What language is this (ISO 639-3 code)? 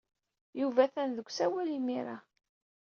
kab